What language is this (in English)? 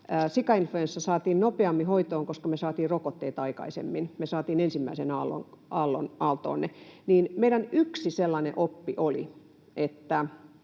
Finnish